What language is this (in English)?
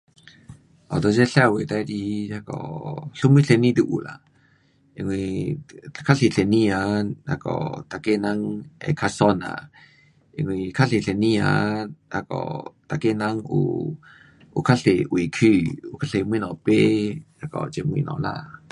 Pu-Xian Chinese